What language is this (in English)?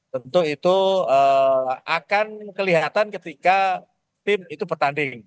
Indonesian